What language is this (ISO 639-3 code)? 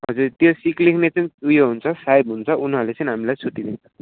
nep